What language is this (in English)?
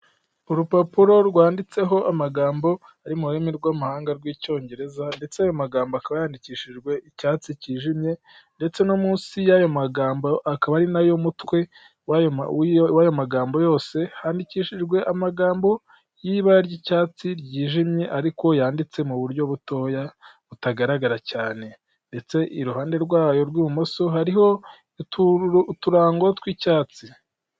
Kinyarwanda